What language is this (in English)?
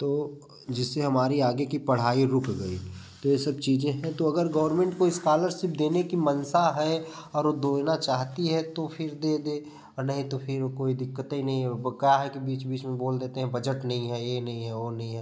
Hindi